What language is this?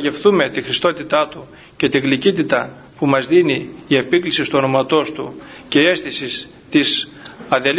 Greek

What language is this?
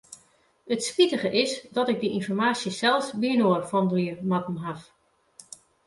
Western Frisian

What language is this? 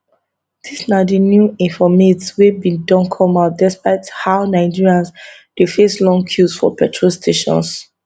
Nigerian Pidgin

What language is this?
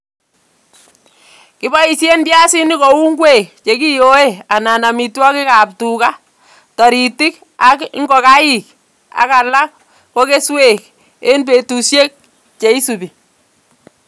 Kalenjin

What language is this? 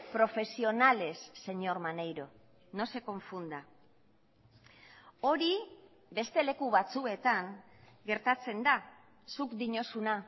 Basque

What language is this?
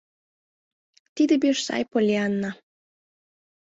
Mari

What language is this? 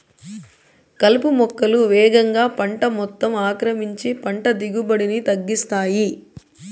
Telugu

